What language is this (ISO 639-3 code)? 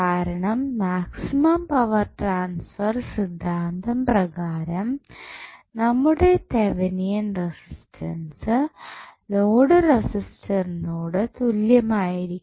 mal